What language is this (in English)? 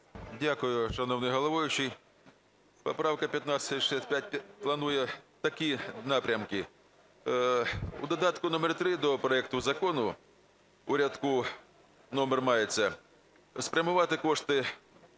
Ukrainian